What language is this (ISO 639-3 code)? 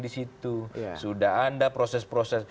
ind